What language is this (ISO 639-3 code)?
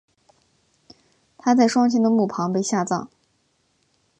zho